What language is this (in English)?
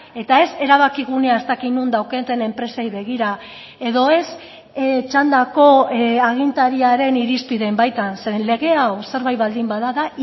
Basque